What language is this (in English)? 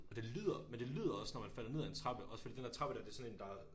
Danish